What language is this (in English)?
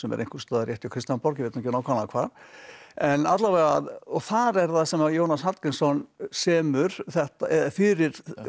Icelandic